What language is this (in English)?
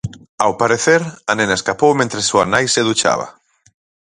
Galician